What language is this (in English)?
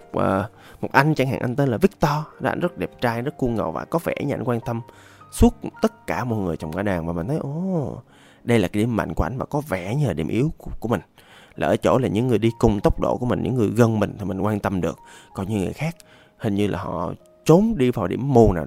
Vietnamese